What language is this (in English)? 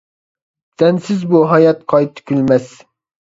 Uyghur